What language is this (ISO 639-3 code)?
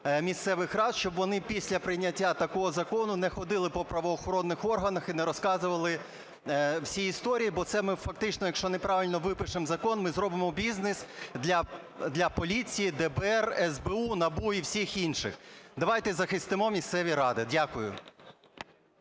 ukr